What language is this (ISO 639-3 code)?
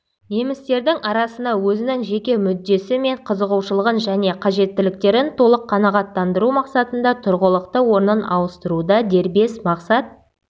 kaz